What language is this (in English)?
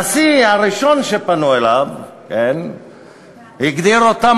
Hebrew